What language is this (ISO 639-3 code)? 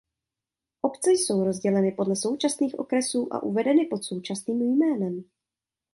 ces